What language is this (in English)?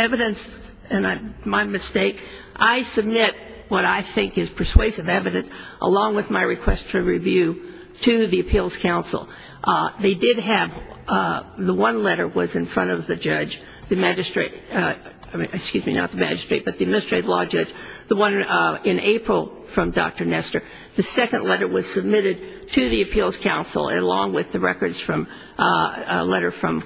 English